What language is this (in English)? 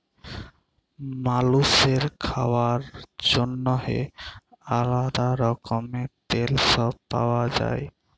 Bangla